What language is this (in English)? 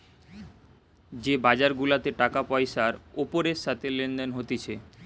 Bangla